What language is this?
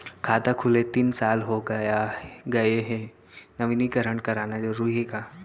Chhattisgarhi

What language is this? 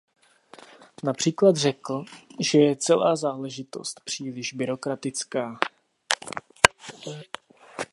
Czech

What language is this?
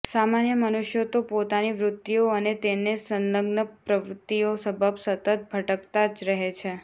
Gujarati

